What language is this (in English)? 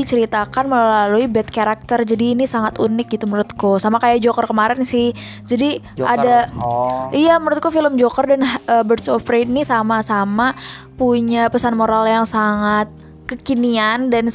Indonesian